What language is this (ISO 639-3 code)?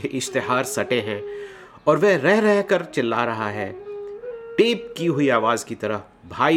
hin